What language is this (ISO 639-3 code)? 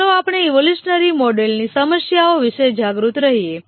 guj